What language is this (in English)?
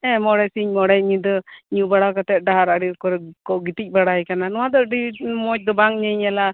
Santali